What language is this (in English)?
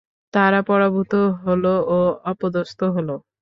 Bangla